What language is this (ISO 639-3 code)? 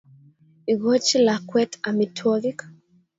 kln